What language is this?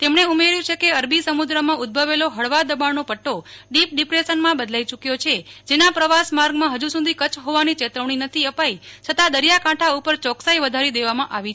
Gujarati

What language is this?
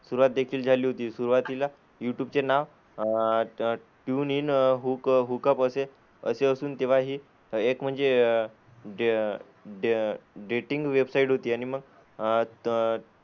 Marathi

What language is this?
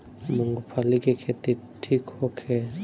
Bhojpuri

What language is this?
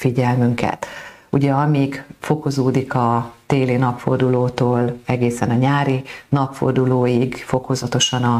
Hungarian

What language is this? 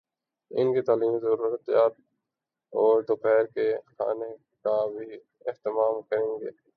Urdu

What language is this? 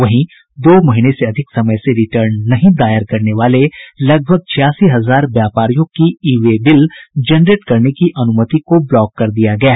Hindi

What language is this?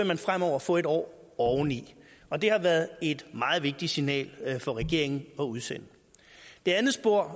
Danish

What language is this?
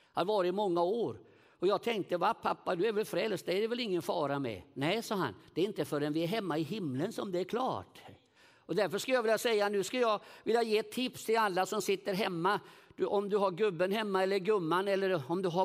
Swedish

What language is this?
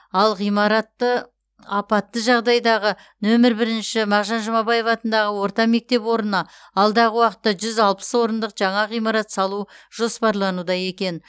Kazakh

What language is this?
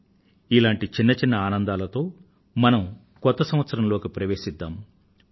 Telugu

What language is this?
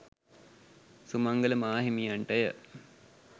Sinhala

